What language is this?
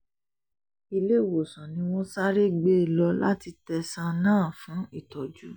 Yoruba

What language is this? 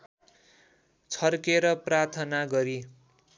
Nepali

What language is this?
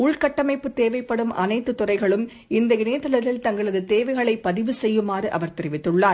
Tamil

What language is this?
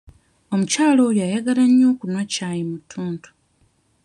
Ganda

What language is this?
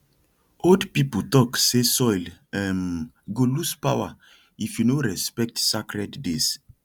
Nigerian Pidgin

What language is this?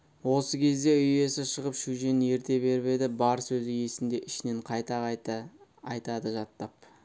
Kazakh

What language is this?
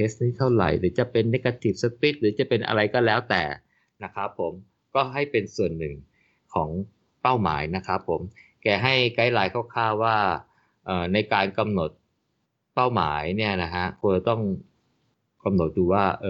Thai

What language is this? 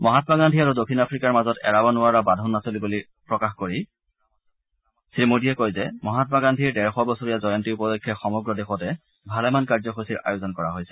Assamese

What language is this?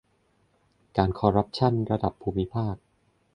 Thai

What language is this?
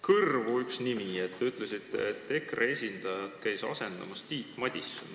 Estonian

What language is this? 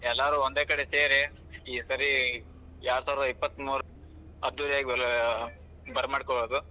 Kannada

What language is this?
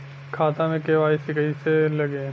Bhojpuri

